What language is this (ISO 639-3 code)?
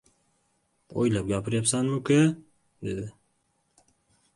uzb